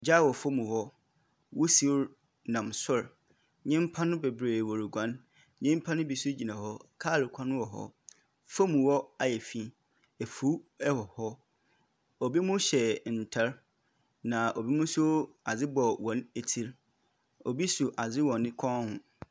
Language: Akan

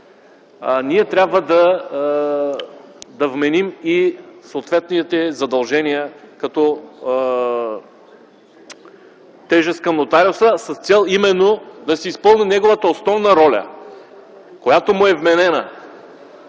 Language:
Bulgarian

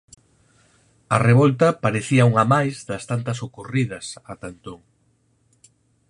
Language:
Galician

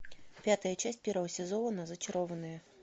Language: Russian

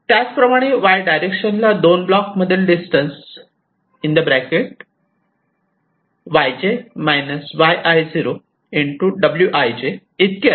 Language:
Marathi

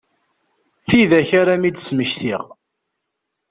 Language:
Kabyle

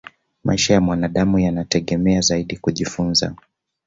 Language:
Swahili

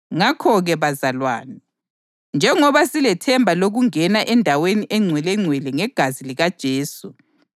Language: North Ndebele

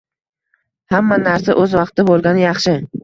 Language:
Uzbek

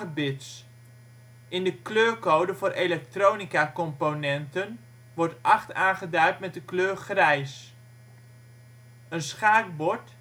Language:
Dutch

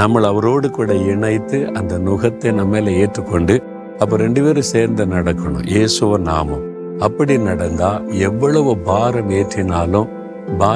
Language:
Tamil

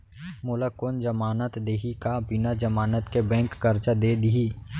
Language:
Chhattisgarhi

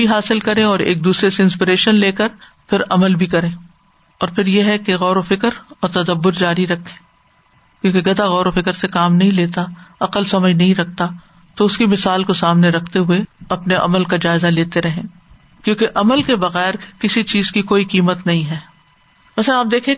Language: Urdu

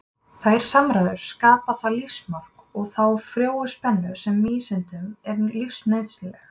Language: Icelandic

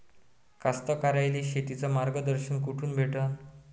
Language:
Marathi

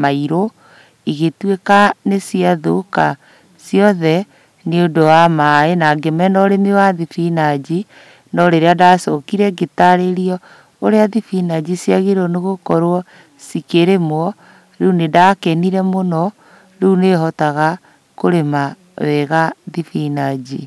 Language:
Kikuyu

